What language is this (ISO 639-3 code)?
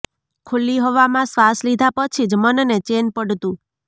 guj